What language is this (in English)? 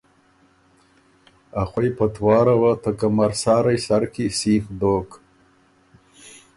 Ormuri